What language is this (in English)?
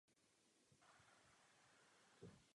Czech